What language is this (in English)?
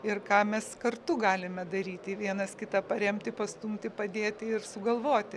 Lithuanian